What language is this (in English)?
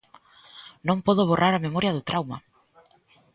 Galician